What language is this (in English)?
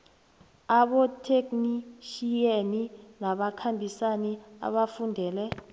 South Ndebele